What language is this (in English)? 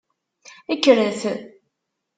Kabyle